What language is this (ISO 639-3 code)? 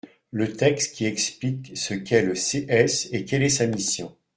fra